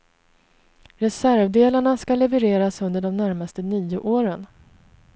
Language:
Swedish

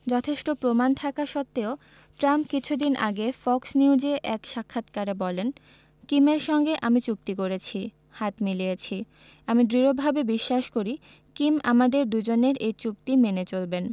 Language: Bangla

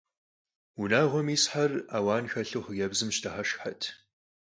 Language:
Kabardian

